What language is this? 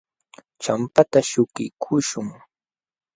Jauja Wanca Quechua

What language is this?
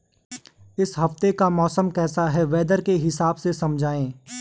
Hindi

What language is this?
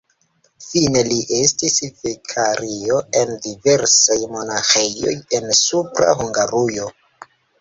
Esperanto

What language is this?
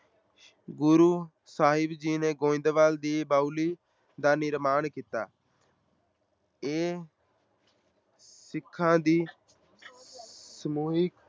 Punjabi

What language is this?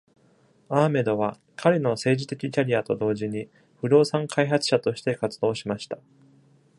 Japanese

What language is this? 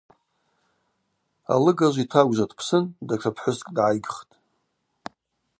Abaza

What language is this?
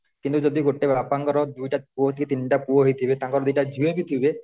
Odia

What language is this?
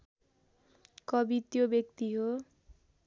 Nepali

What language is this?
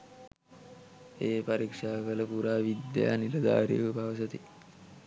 Sinhala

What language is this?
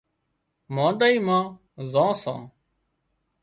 Wadiyara Koli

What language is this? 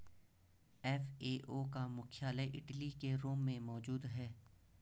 Hindi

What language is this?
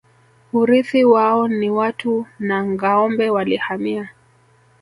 Swahili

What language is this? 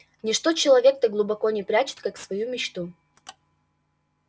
Russian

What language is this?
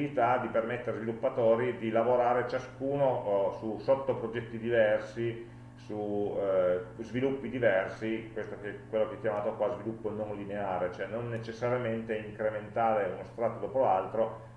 Italian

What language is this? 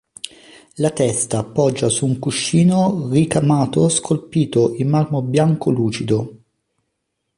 Italian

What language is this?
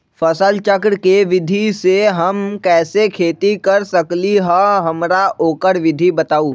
Magahi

